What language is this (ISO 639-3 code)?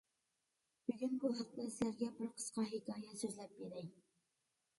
uig